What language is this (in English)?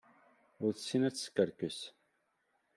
Kabyle